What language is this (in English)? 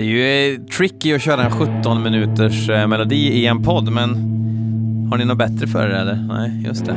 Swedish